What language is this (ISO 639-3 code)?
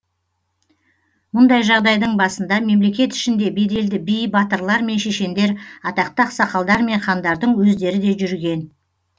kaz